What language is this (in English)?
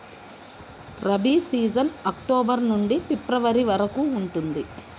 Telugu